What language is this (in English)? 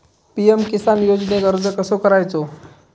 Marathi